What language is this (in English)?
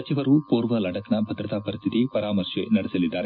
Kannada